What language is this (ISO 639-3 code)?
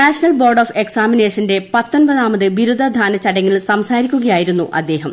mal